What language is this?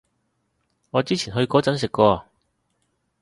Cantonese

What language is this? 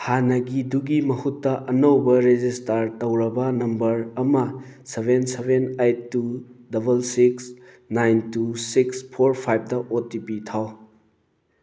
Manipuri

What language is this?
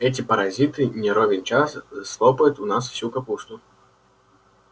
Russian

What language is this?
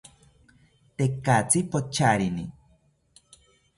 South Ucayali Ashéninka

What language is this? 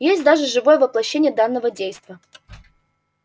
Russian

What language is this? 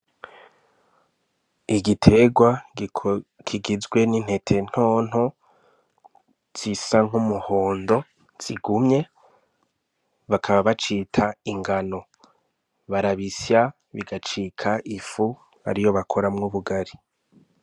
Rundi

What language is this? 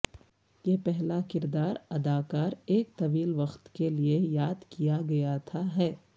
Urdu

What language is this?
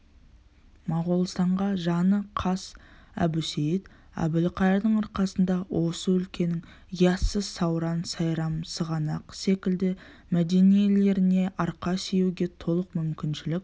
Kazakh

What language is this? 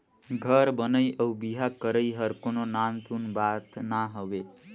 Chhattisgarhi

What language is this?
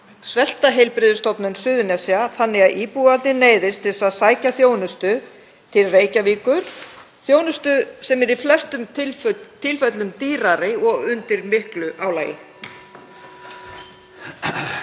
Icelandic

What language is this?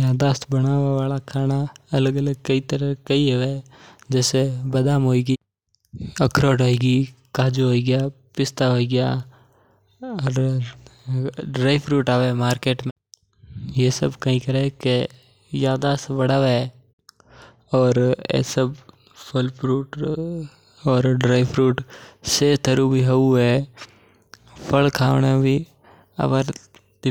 Mewari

